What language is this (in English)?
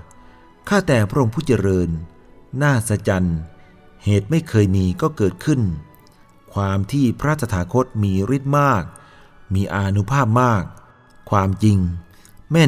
Thai